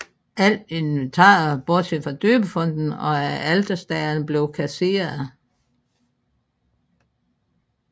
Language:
Danish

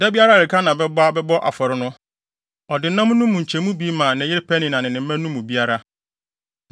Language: Akan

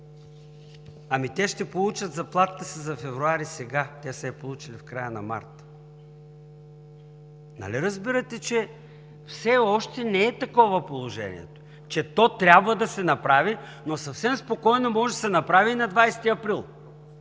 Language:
Bulgarian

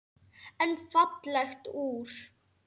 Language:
Icelandic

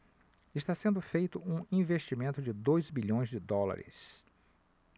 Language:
Portuguese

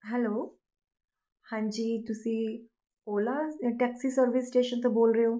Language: Punjabi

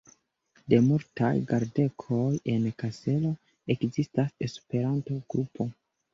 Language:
Esperanto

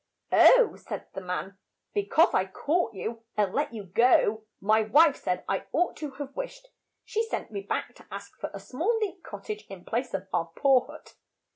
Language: English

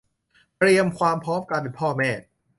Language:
Thai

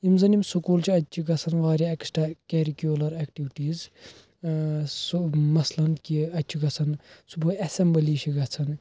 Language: Kashmiri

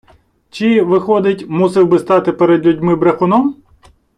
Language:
Ukrainian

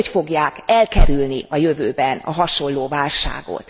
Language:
Hungarian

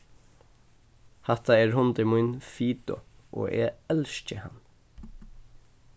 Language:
Faroese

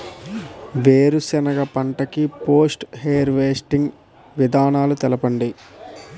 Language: Telugu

